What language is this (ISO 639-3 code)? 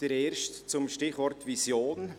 gsw